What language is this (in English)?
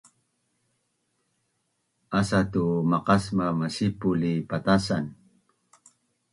Bunun